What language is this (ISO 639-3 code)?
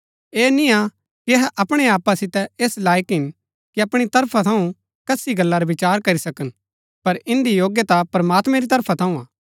gbk